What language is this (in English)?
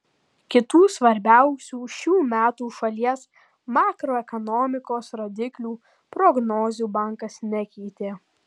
Lithuanian